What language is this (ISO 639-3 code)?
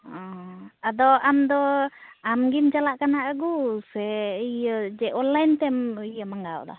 sat